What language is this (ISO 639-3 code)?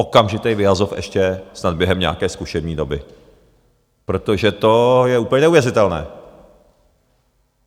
ces